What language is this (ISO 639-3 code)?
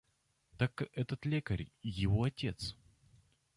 rus